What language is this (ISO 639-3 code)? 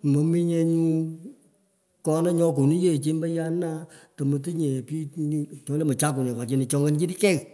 pko